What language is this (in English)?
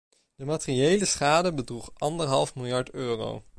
Dutch